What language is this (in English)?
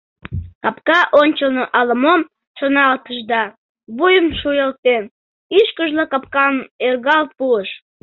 Mari